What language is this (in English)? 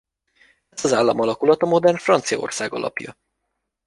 Hungarian